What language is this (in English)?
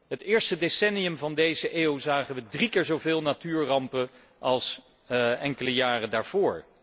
Dutch